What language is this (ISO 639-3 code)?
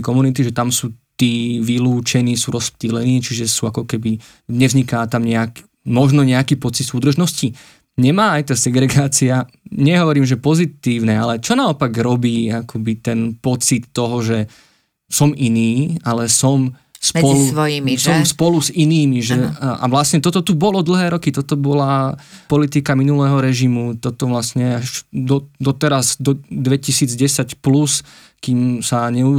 slk